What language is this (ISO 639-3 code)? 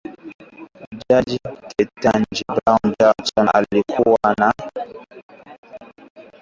swa